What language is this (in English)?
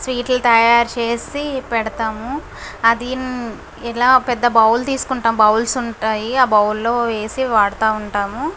Telugu